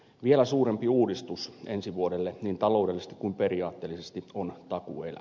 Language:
Finnish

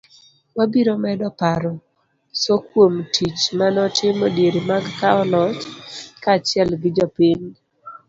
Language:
Luo (Kenya and Tanzania)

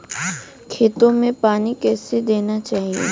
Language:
Hindi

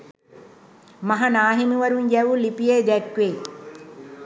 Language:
Sinhala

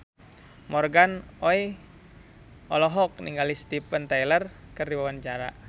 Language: Sundanese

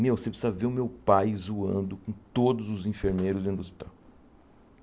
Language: Portuguese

